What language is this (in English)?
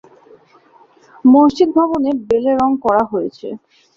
Bangla